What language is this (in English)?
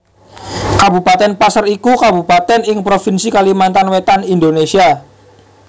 Javanese